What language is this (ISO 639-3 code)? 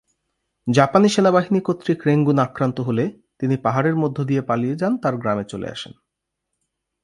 ben